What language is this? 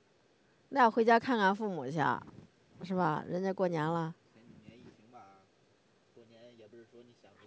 Chinese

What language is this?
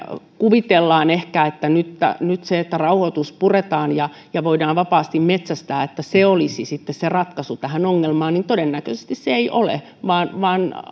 Finnish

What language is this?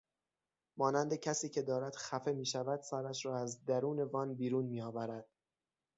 Persian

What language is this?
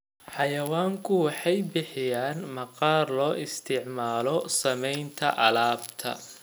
Somali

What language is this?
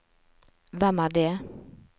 Norwegian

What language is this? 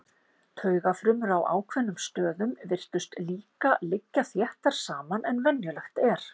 Icelandic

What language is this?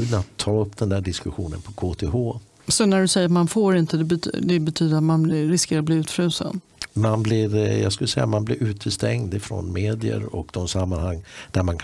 Swedish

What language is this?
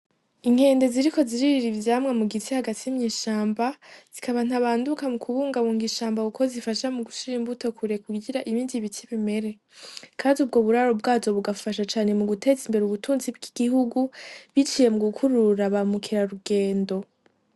Rundi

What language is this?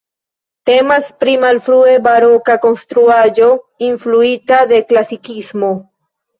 Esperanto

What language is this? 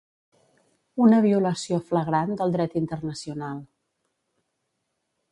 Catalan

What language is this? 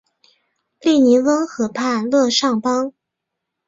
Chinese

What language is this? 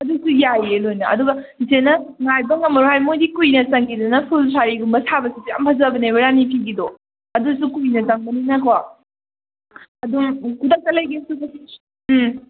Manipuri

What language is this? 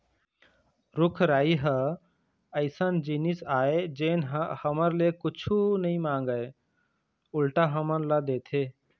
Chhattisgarhi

